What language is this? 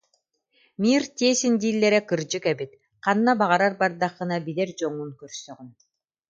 Yakut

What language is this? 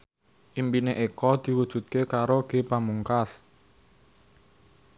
Javanese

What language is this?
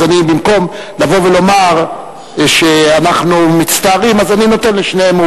Hebrew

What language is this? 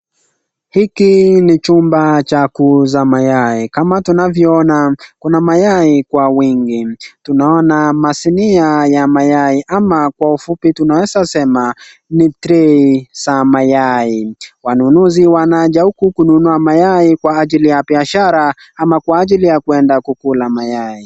Swahili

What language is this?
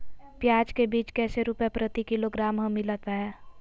Magahi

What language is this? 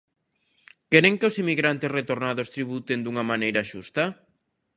Galician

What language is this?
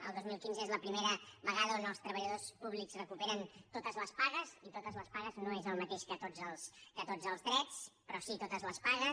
Catalan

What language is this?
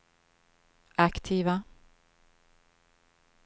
Swedish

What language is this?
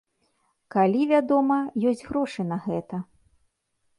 Belarusian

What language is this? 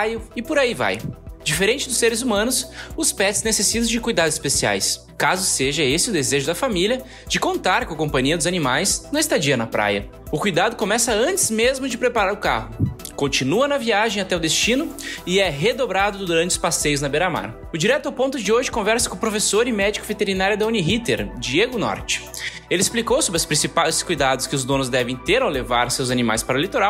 Portuguese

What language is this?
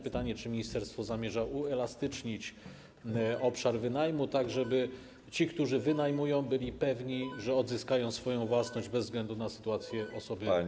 Polish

